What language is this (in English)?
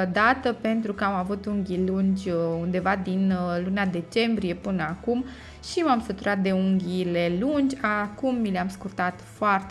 Romanian